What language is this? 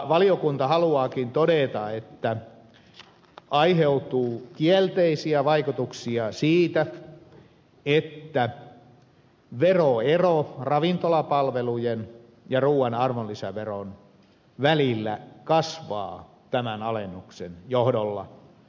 Finnish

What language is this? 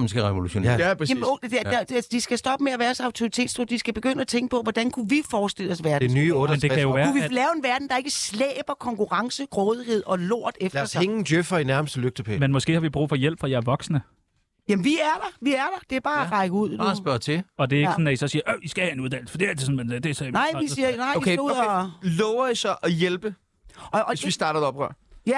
Danish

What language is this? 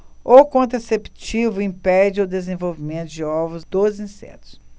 Portuguese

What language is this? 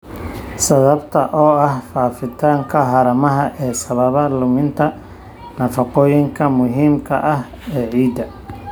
Somali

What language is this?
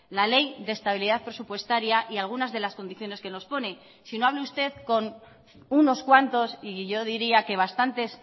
Spanish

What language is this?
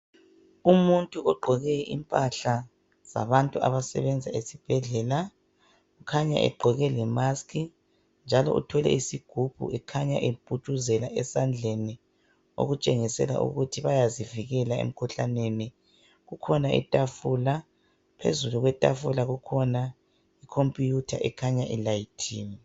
North Ndebele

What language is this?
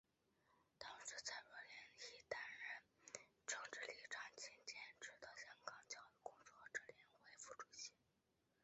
Chinese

